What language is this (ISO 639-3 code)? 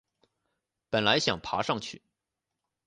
zho